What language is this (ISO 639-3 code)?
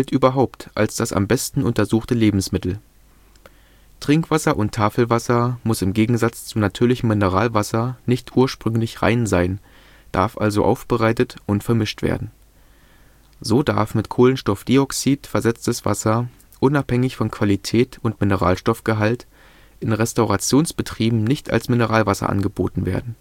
deu